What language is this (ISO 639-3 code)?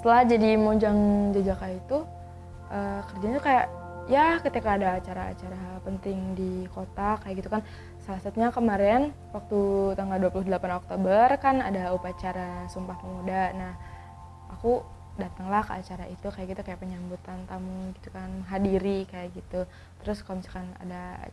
ind